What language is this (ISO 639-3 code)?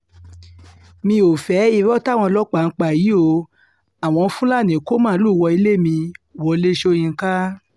yor